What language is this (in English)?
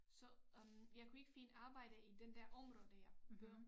Danish